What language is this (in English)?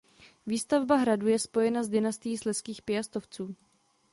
Czech